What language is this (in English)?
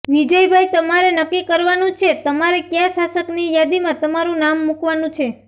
Gujarati